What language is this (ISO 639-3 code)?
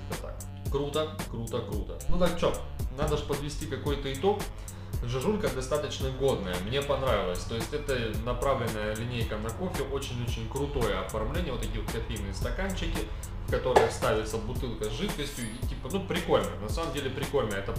rus